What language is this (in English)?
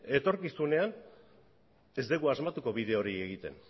Basque